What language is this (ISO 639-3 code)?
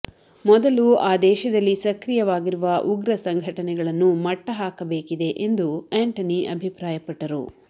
kan